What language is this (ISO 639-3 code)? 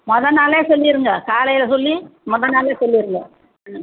tam